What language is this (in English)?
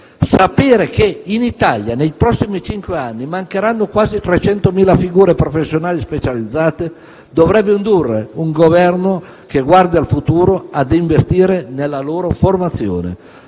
Italian